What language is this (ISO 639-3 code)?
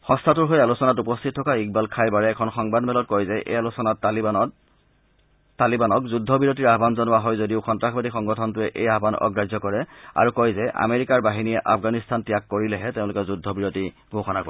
asm